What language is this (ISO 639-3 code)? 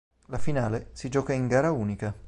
ita